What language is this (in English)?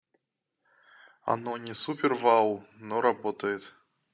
Russian